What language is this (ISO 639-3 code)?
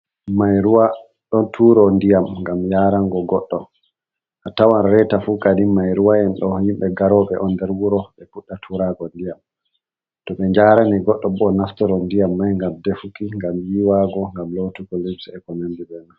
ful